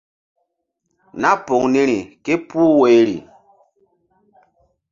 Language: Mbum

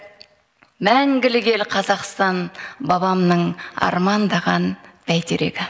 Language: Kazakh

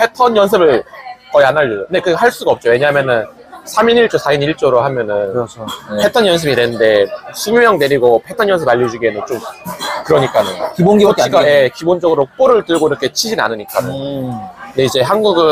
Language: Korean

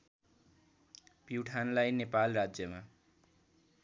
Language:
Nepali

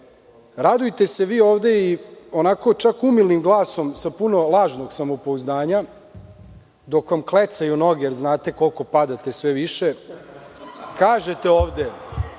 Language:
Serbian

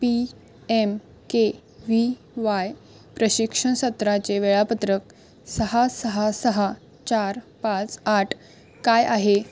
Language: Marathi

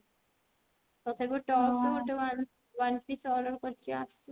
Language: Odia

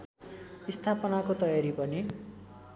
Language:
Nepali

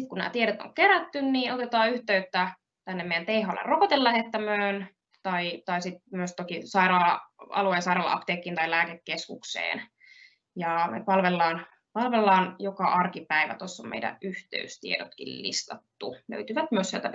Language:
Finnish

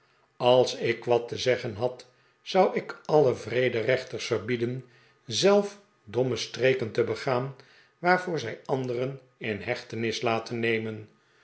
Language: Dutch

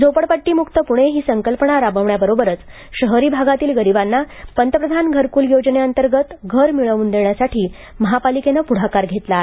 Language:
Marathi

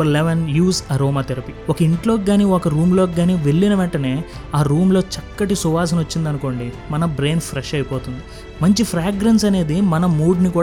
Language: Telugu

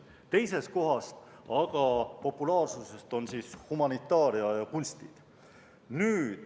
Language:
Estonian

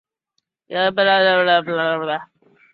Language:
Chinese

